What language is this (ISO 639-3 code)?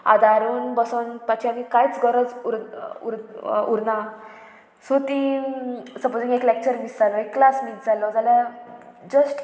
kok